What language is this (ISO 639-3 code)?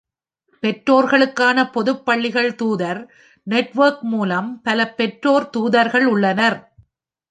tam